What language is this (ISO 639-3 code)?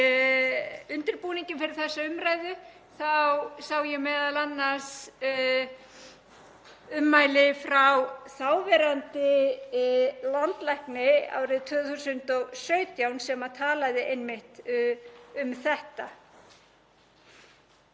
isl